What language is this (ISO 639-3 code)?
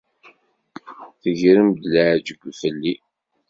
kab